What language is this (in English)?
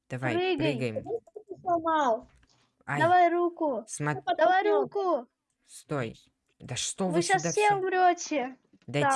Russian